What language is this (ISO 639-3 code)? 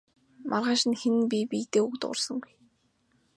mon